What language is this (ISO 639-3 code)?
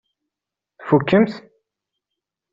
kab